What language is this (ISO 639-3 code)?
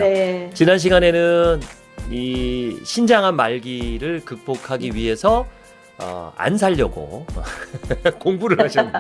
kor